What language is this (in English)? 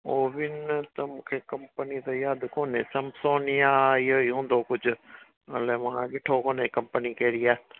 Sindhi